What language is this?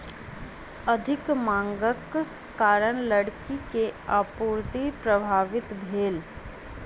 Maithili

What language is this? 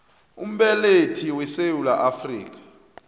South Ndebele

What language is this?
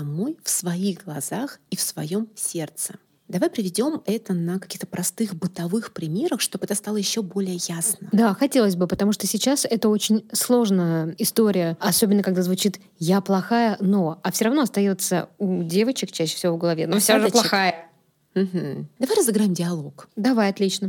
Russian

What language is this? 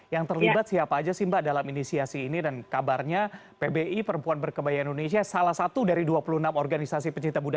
Indonesian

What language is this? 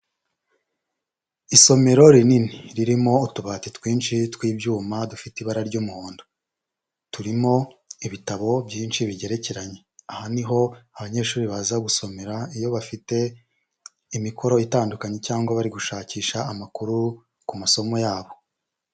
Kinyarwanda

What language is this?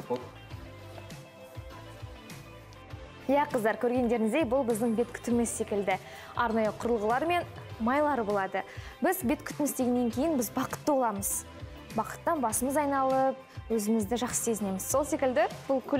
Turkish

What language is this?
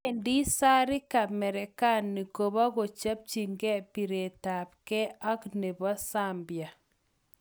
Kalenjin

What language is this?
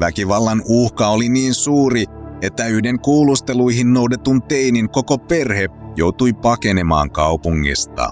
Finnish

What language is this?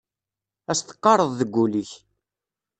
Kabyle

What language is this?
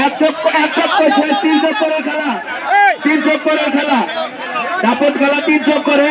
Hindi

